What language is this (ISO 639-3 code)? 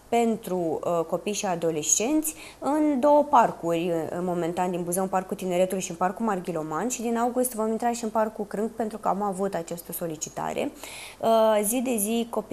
ron